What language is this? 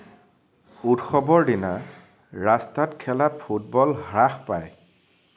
Assamese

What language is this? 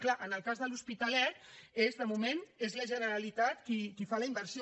Catalan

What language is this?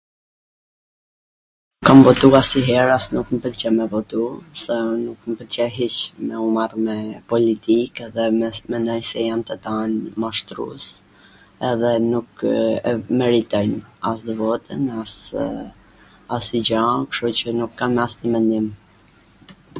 Gheg Albanian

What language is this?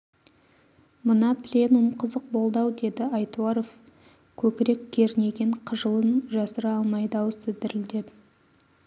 Kazakh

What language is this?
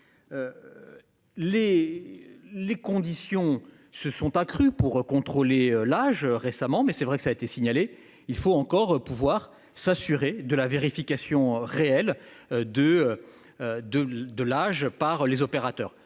French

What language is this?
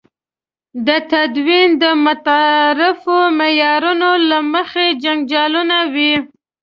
Pashto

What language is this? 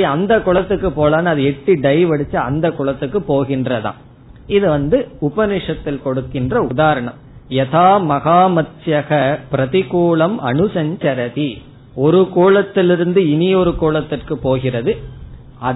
Tamil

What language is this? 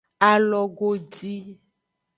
Aja (Benin)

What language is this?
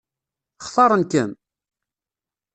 Kabyle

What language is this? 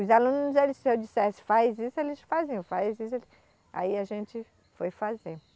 Portuguese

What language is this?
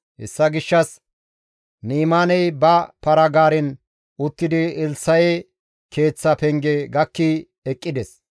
Gamo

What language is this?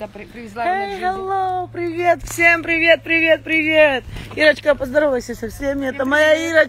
Russian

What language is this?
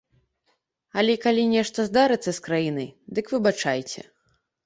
Belarusian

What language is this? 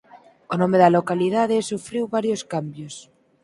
Galician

